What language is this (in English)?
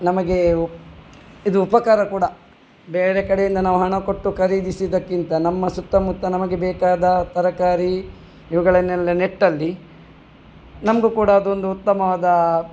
Kannada